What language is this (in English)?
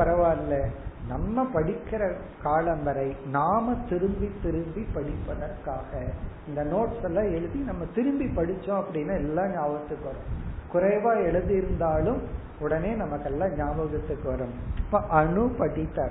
Tamil